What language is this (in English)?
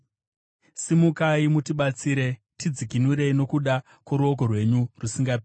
Shona